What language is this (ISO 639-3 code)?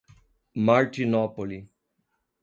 por